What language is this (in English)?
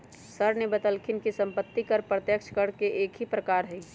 Magahi